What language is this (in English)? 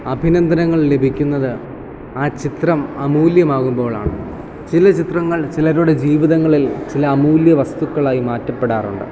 Malayalam